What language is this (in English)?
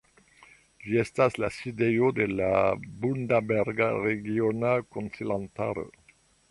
Esperanto